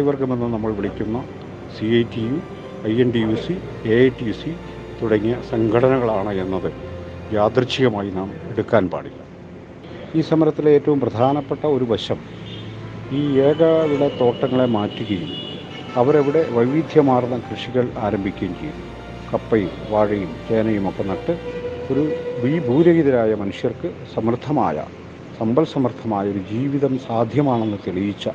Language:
Malayalam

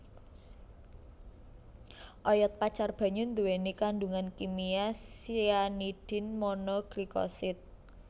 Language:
Javanese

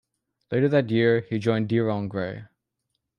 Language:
English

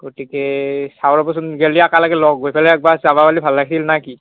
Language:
Assamese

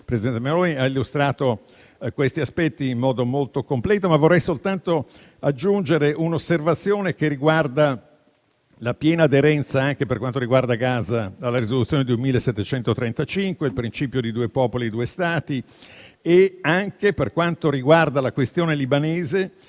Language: Italian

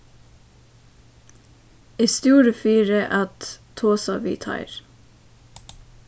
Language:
Faroese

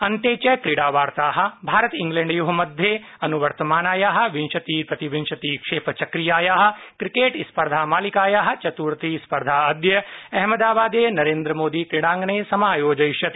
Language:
Sanskrit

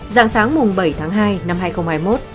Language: Vietnamese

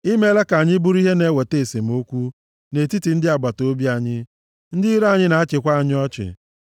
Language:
Igbo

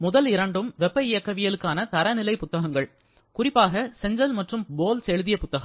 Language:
Tamil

